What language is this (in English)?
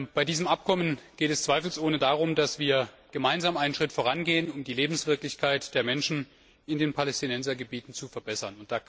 German